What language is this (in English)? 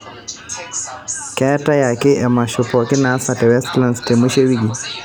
Masai